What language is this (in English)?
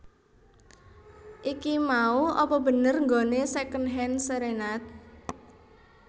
Javanese